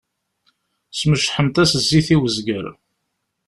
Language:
Kabyle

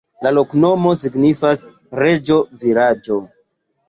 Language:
Esperanto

